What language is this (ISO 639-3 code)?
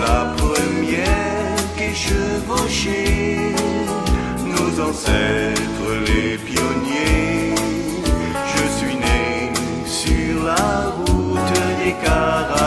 ron